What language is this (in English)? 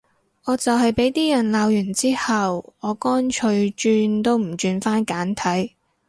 Cantonese